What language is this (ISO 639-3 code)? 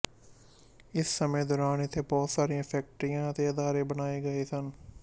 pan